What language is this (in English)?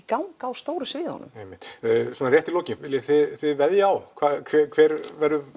Icelandic